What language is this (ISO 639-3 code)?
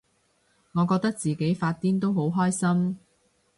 yue